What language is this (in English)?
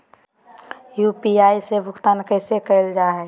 Magahi